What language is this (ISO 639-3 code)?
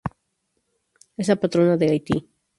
spa